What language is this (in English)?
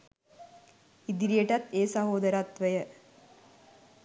Sinhala